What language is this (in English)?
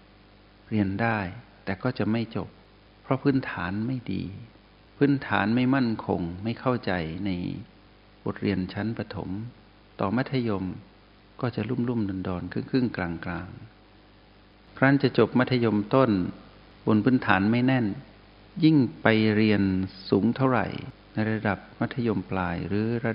Thai